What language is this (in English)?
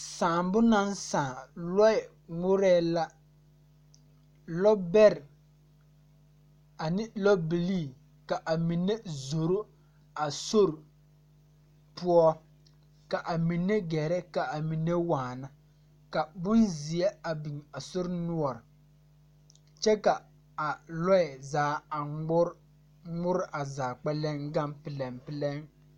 Southern Dagaare